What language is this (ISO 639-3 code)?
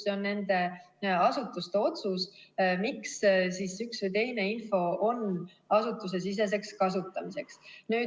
est